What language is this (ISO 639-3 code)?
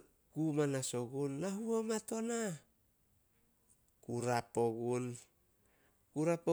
sol